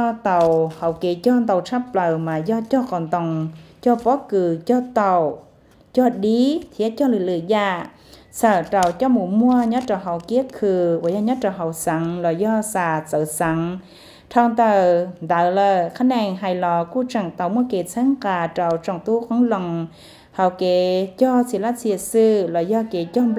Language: Vietnamese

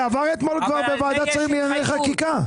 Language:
Hebrew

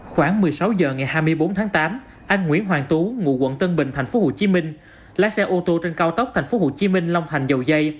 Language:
Vietnamese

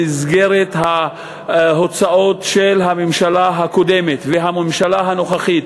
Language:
Hebrew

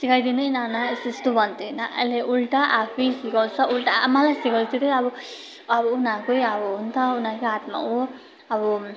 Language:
Nepali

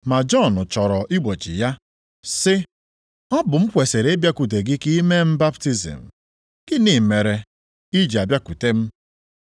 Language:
Igbo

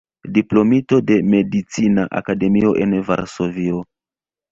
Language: Esperanto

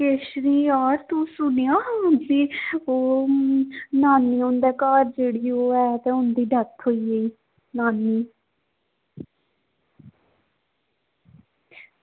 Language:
Dogri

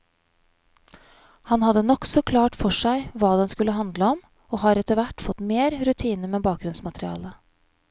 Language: Norwegian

